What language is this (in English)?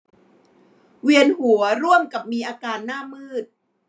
Thai